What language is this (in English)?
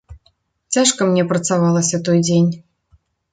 Belarusian